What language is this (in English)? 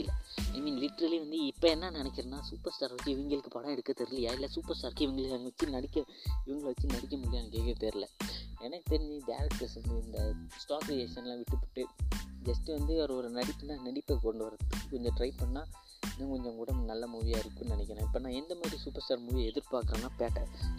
Malayalam